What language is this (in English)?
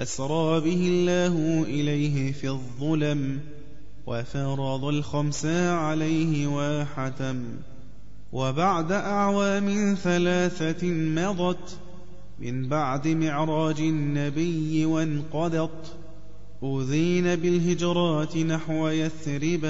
Arabic